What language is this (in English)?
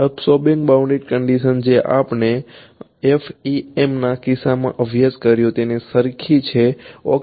Gujarati